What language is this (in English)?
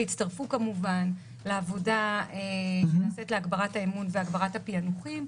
Hebrew